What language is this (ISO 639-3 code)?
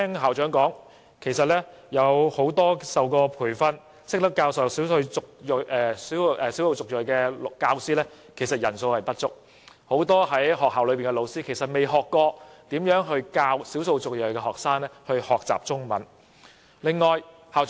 yue